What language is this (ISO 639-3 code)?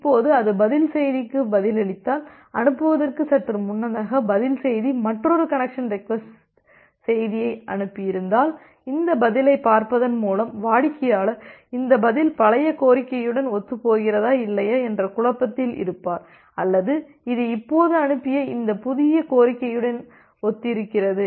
tam